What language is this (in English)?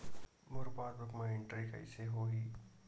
Chhattisgarhi